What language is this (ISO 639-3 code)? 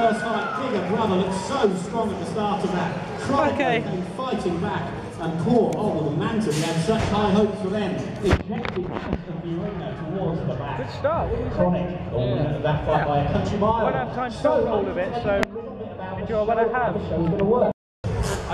eng